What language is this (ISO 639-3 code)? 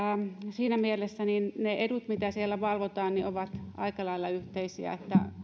fin